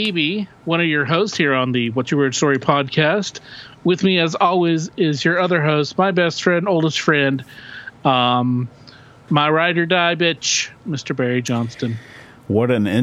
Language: English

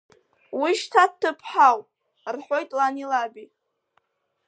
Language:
Abkhazian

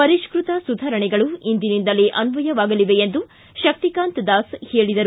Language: Kannada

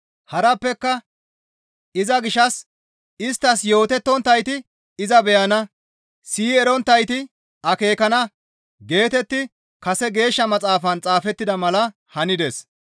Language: Gamo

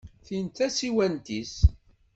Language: Kabyle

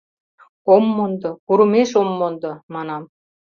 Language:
Mari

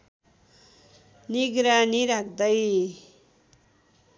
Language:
Nepali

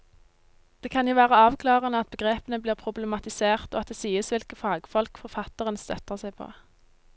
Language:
Norwegian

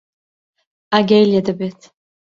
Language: Central Kurdish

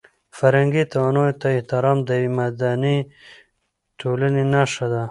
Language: Pashto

